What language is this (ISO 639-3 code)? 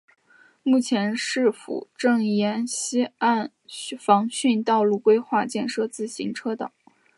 zho